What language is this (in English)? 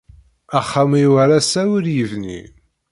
Kabyle